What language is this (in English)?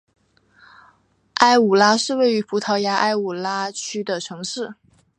Chinese